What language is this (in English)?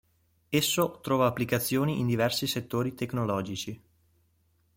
Italian